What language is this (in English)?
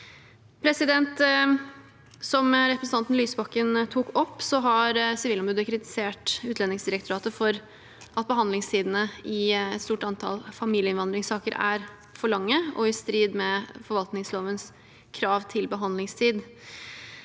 Norwegian